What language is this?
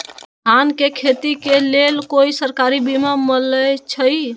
Magahi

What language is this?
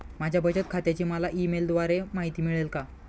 Marathi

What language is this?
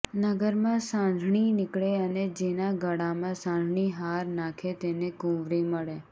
Gujarati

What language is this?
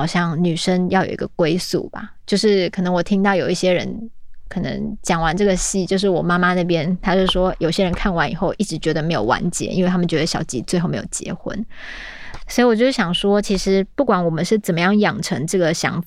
Chinese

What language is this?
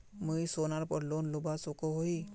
Magahi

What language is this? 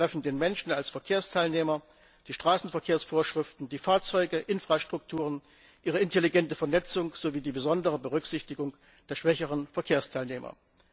German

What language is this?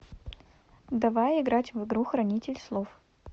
Russian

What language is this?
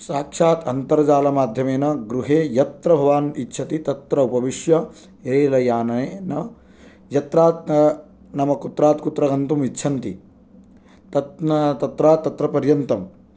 Sanskrit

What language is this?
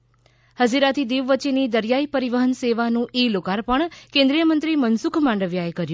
Gujarati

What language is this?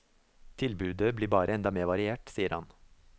Norwegian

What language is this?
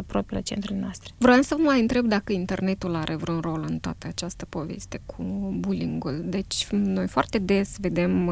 Romanian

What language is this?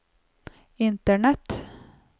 Norwegian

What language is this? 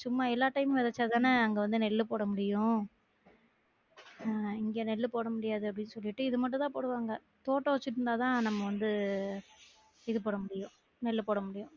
Tamil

